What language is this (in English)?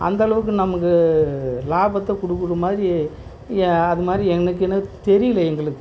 Tamil